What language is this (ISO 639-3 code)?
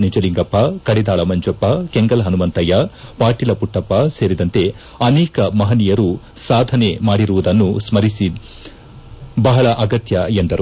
kan